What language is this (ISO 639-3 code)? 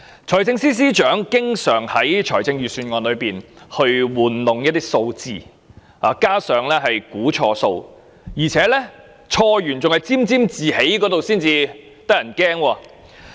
yue